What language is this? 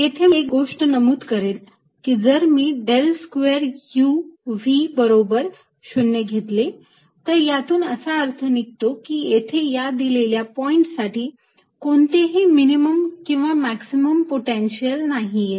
Marathi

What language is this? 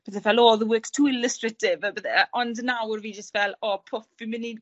Welsh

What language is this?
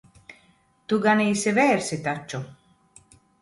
Latvian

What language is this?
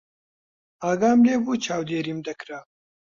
Central Kurdish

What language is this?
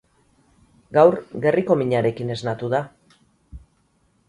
Basque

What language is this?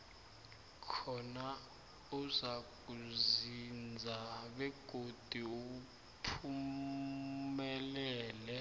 South Ndebele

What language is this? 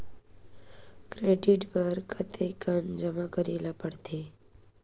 Chhattisgarhi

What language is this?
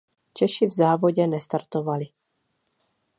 Czech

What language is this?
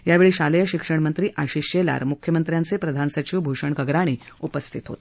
Marathi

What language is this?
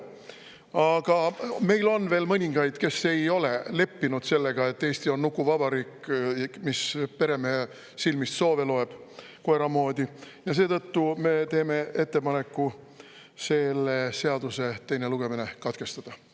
Estonian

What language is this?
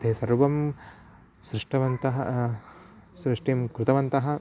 Sanskrit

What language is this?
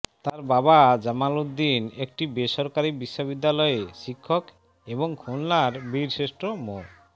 Bangla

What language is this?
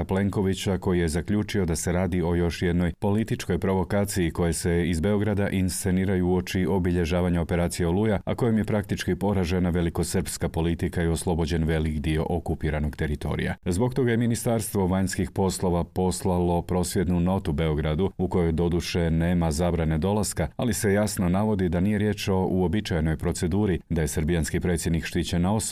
Croatian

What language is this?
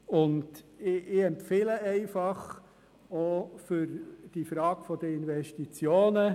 Swiss German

